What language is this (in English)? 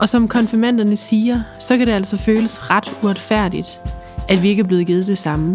Danish